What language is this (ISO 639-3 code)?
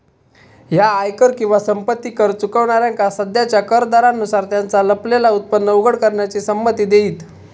mar